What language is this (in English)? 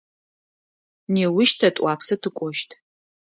Adyghe